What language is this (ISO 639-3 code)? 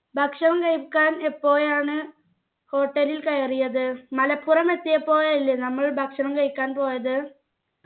mal